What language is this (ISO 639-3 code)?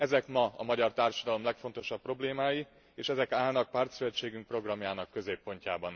hun